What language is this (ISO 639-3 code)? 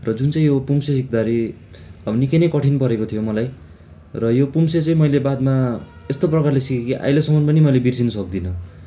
nep